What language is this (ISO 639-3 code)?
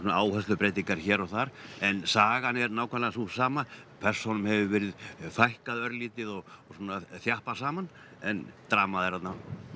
isl